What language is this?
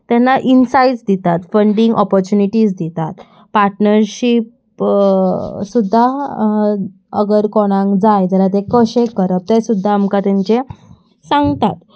Konkani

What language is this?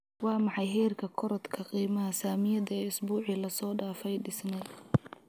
Somali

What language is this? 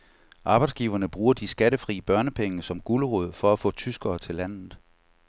Danish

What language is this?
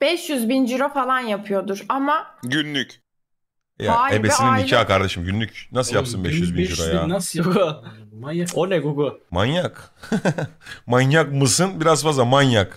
Turkish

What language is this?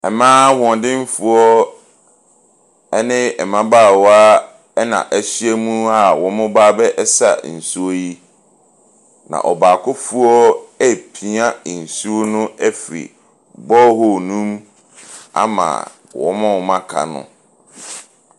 Akan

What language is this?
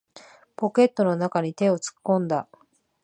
Japanese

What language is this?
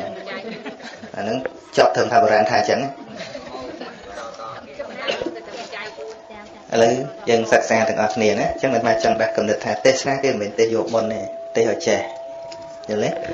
Vietnamese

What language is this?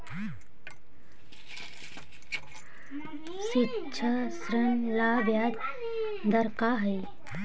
Magahi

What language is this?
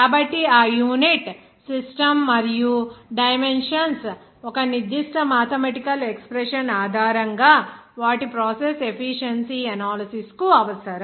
Telugu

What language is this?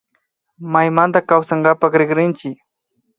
Imbabura Highland Quichua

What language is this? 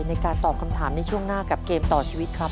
Thai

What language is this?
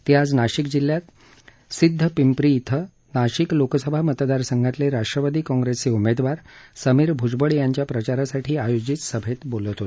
Marathi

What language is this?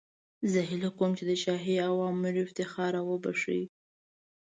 Pashto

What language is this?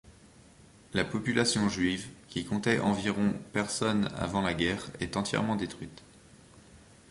French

